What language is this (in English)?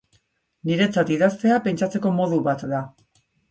Basque